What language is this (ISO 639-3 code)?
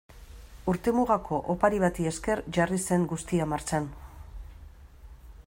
eus